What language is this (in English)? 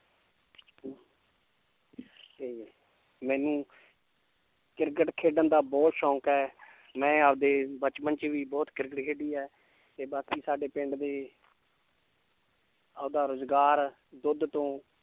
Punjabi